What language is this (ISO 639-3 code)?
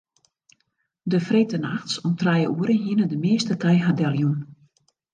fry